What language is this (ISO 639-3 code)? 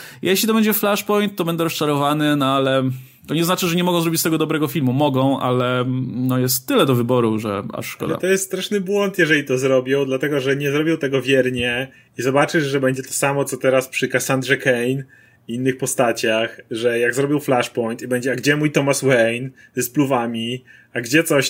pol